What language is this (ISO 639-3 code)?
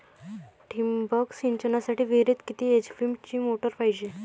mar